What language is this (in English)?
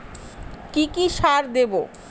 Bangla